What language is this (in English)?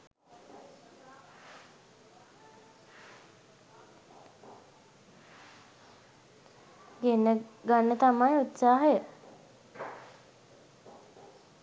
Sinhala